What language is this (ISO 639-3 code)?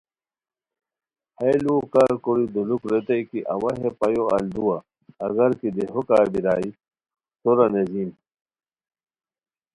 khw